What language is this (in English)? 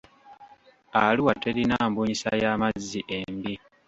Ganda